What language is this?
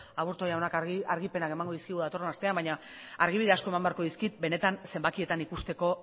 Basque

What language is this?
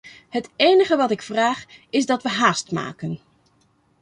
Dutch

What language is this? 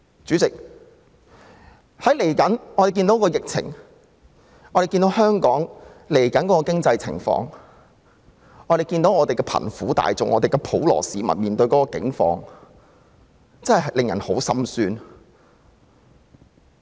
Cantonese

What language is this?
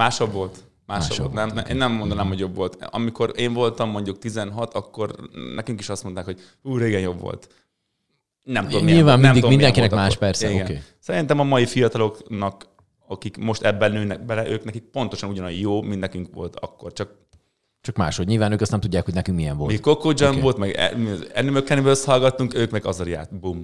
Hungarian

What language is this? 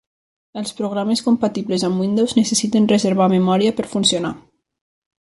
Catalan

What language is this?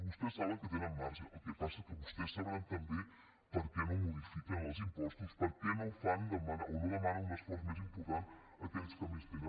Catalan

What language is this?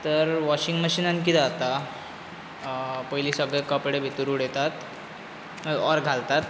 Konkani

